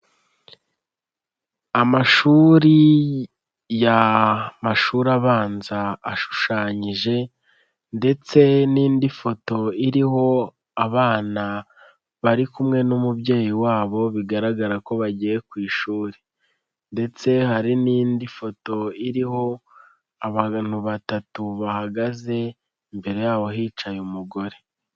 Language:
Kinyarwanda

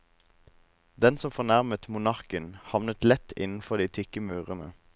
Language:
Norwegian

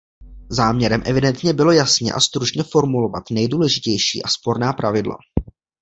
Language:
Czech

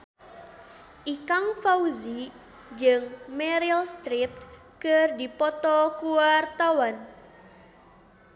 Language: Sundanese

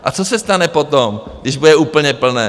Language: Czech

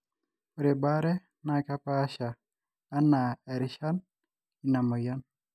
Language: Masai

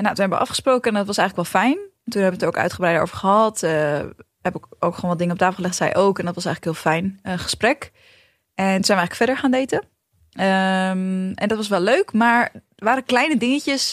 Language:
Dutch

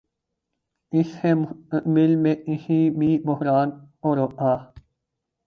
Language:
Urdu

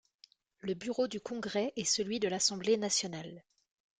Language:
French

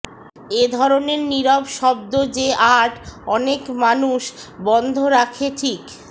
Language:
Bangla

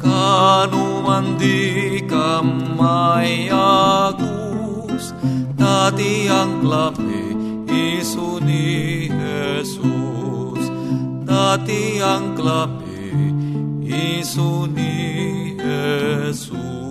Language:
Filipino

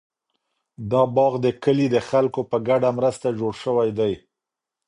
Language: Pashto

